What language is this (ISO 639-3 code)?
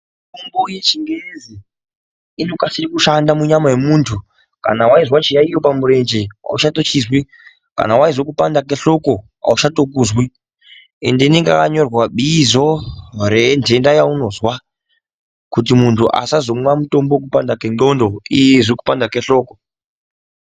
ndc